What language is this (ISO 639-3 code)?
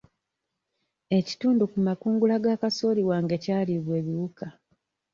lug